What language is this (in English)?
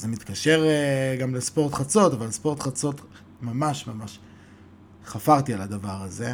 Hebrew